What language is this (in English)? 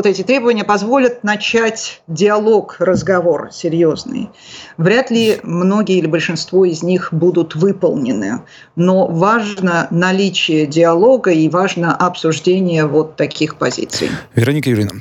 Russian